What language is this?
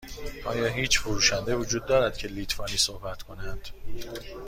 Persian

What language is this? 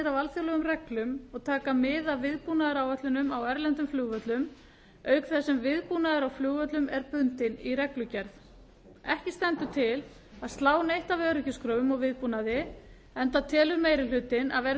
Icelandic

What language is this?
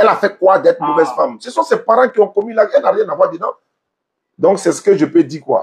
French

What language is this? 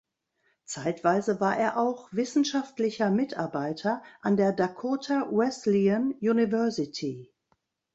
German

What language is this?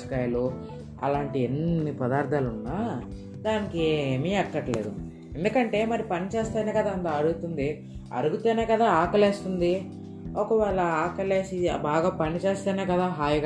Telugu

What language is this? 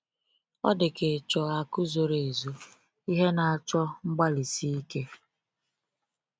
Igbo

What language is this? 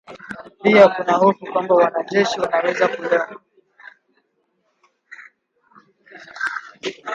Swahili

